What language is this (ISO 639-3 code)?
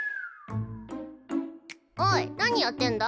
jpn